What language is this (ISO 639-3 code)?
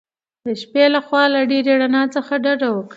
pus